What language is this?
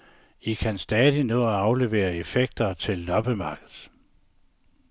Danish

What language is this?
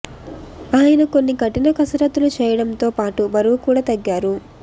Telugu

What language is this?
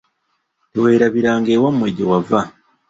Ganda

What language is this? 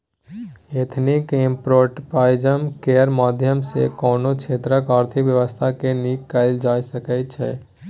Maithili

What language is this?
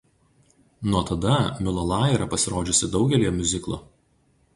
Lithuanian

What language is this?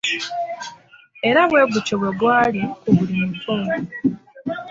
Ganda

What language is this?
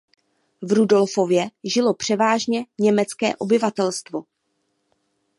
Czech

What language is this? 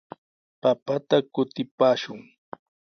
Sihuas Ancash Quechua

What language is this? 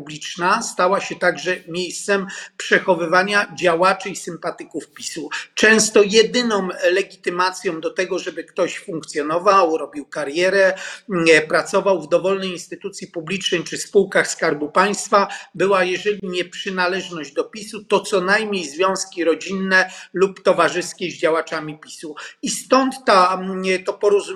Polish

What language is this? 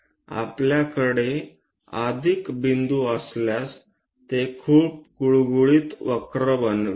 Marathi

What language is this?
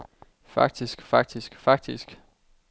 Danish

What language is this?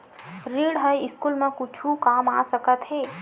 Chhattisgarhi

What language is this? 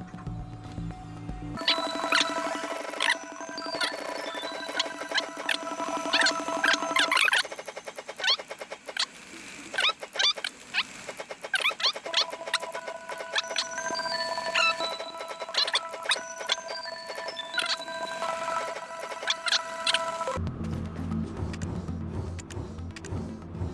Korean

